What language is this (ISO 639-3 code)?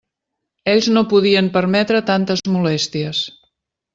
cat